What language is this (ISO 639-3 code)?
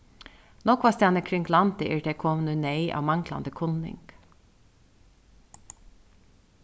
fao